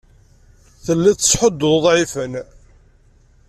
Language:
Kabyle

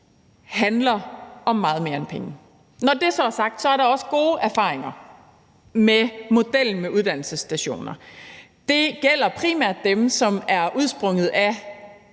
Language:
Danish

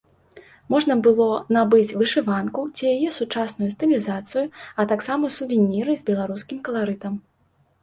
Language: Belarusian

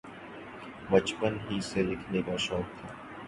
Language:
Urdu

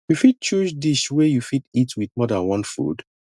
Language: Nigerian Pidgin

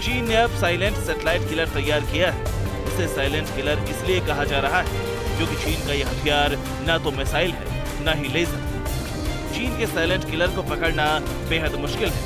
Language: Hindi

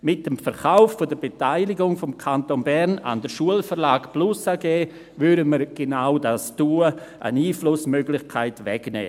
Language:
Swiss German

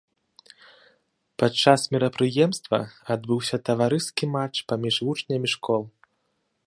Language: Belarusian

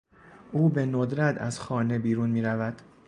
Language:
Persian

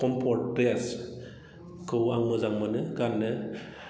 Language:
Bodo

